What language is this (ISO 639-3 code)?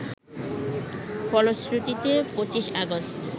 ben